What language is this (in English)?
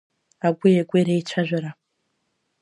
Abkhazian